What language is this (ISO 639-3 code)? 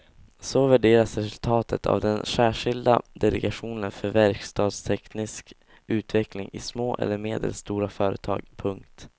swe